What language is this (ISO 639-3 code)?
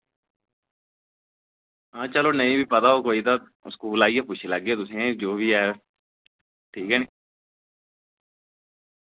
doi